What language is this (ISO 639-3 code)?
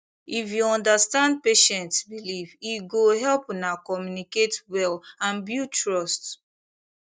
pcm